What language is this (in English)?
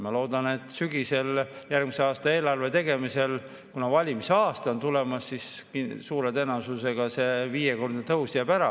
Estonian